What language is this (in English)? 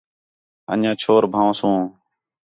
Khetrani